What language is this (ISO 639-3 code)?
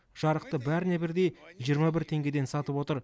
kaz